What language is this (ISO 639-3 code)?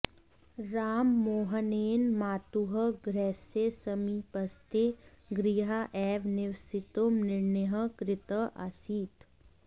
san